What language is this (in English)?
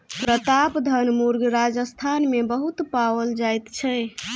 Maithili